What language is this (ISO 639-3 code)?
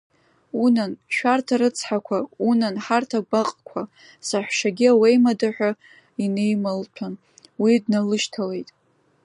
abk